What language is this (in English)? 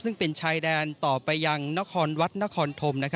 Thai